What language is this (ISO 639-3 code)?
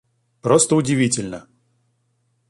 rus